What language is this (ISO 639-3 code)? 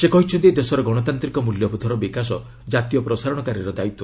ori